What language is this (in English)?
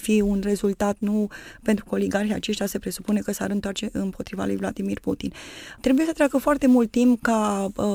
Romanian